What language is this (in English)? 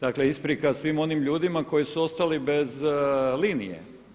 Croatian